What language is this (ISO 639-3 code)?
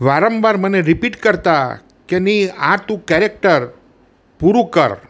guj